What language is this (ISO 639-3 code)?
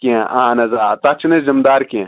kas